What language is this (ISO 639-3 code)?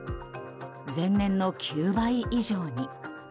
jpn